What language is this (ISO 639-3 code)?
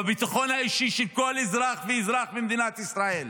heb